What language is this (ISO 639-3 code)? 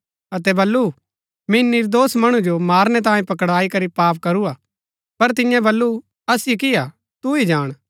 gbk